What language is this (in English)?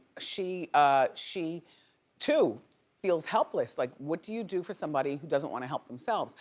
English